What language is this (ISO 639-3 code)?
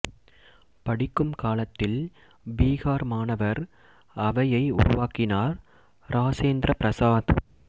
tam